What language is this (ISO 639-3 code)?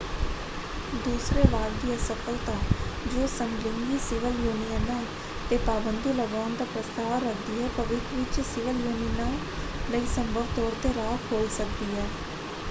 pan